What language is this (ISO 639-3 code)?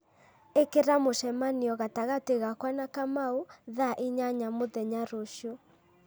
kik